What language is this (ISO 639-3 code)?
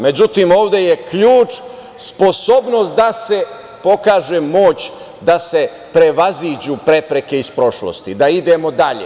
srp